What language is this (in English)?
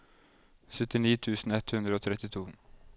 Norwegian